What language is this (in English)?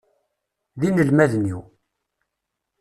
Kabyle